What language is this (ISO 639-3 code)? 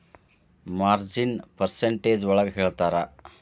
kan